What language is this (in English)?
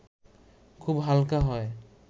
Bangla